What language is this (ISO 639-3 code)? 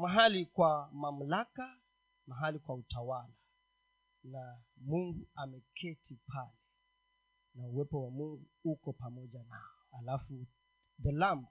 swa